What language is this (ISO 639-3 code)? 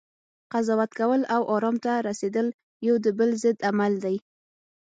pus